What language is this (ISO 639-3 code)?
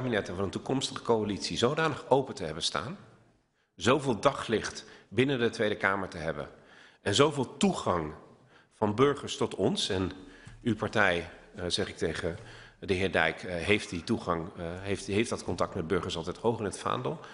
nld